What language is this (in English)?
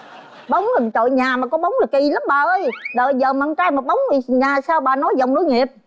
Vietnamese